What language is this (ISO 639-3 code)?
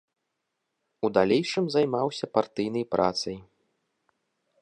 bel